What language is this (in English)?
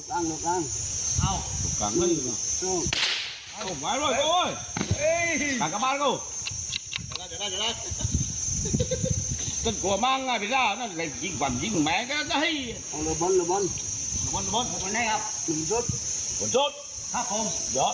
Thai